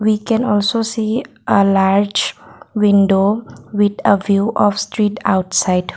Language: English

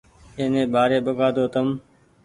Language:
Goaria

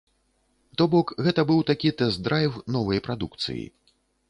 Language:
Belarusian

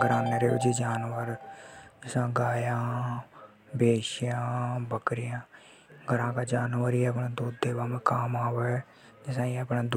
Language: Hadothi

